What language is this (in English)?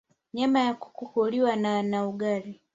Swahili